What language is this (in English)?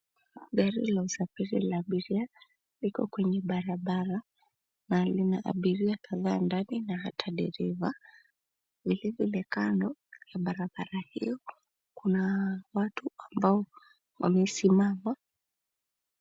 Swahili